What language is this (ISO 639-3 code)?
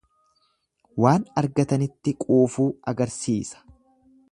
orm